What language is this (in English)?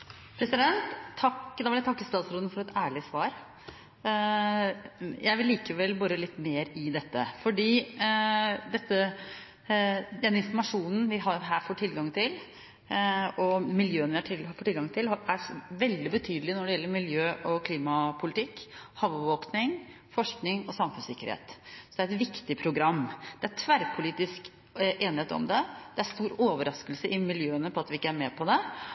Norwegian Bokmål